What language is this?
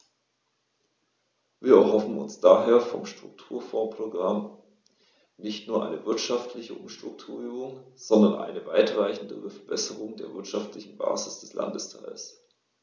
German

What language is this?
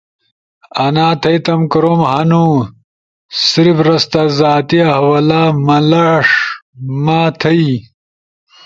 Ushojo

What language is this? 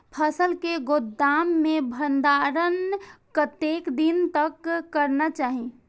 Maithili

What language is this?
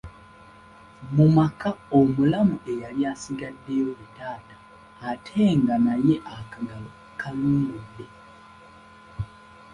Ganda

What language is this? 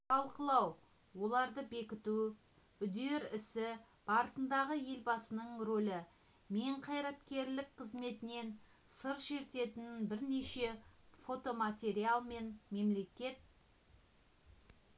Kazakh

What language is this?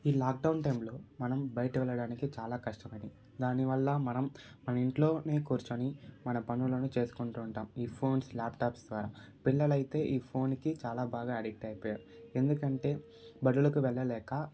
Telugu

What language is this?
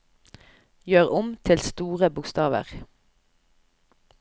Norwegian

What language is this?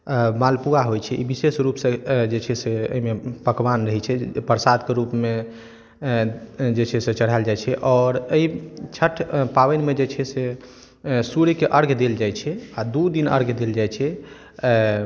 Maithili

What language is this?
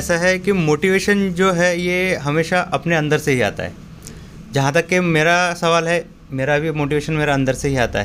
Hindi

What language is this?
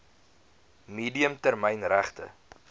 Afrikaans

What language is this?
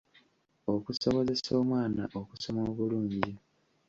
Ganda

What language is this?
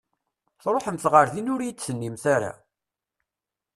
Kabyle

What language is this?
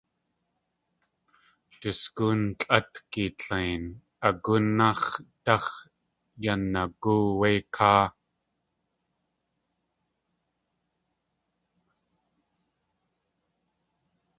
Tlingit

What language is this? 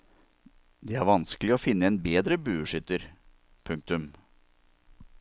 Norwegian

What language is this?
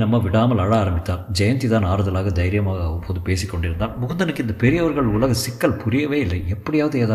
Tamil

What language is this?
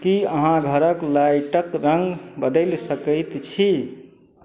Maithili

